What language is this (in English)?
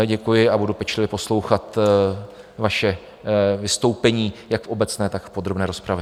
Czech